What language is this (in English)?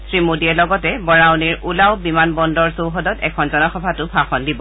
Assamese